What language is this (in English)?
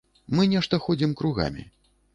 Belarusian